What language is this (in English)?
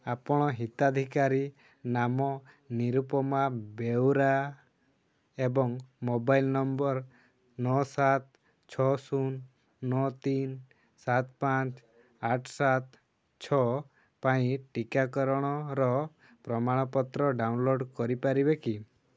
Odia